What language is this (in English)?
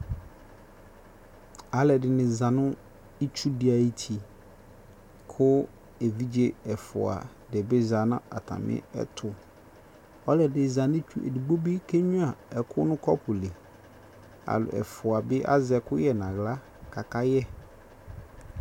Ikposo